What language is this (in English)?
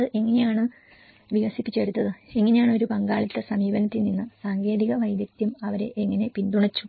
Malayalam